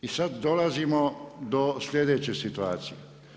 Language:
Croatian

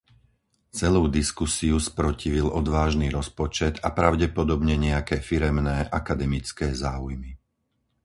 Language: Slovak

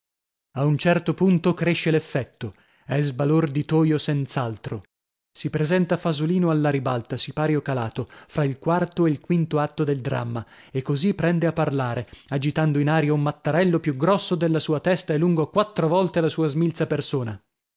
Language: Italian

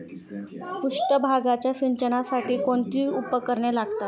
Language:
Marathi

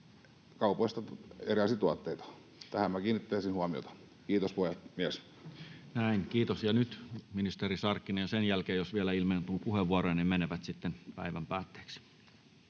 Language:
Finnish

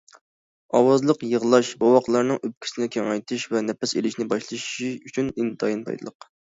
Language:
Uyghur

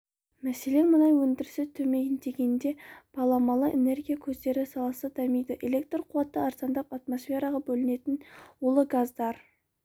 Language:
Kazakh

